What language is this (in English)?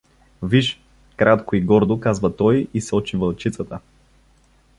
Bulgarian